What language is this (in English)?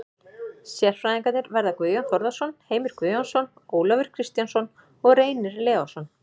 Icelandic